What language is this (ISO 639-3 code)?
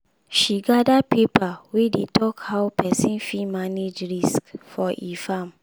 pcm